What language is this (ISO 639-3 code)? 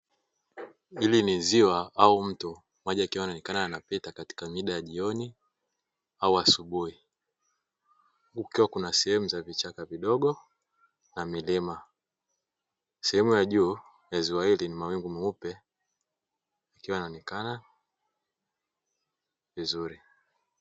swa